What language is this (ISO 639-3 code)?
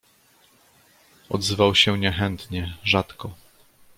pol